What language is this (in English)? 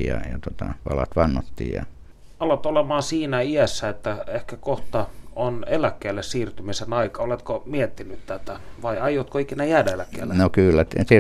Finnish